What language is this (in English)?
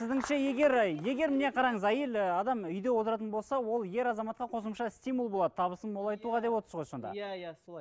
Kazakh